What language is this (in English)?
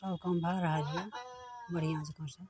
Maithili